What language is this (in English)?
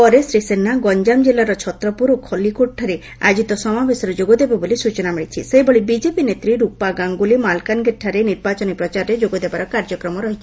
Odia